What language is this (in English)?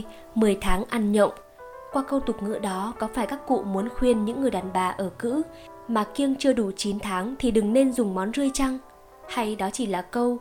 Vietnamese